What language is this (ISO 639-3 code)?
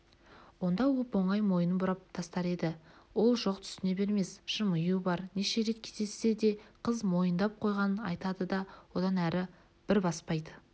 kaz